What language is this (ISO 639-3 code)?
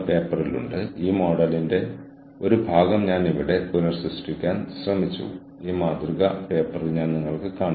mal